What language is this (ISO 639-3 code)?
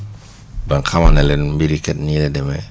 wol